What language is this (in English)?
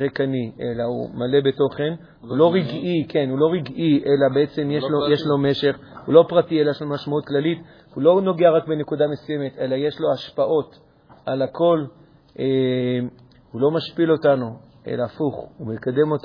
Hebrew